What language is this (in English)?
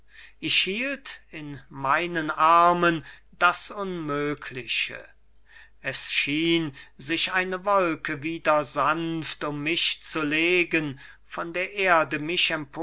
German